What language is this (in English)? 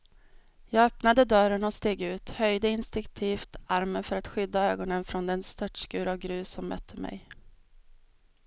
Swedish